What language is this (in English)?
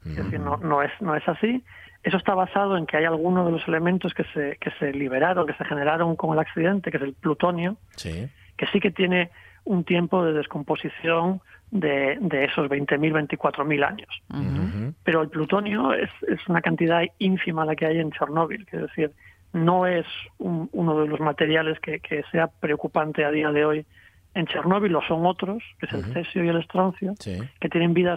Spanish